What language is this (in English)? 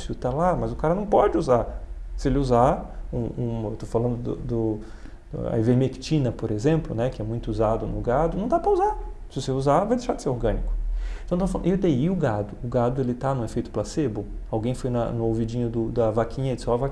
Portuguese